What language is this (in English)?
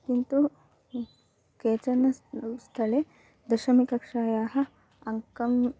Sanskrit